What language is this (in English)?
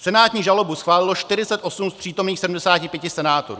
Czech